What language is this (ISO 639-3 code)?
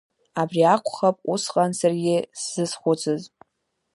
abk